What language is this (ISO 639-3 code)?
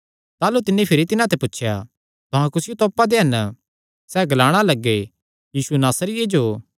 xnr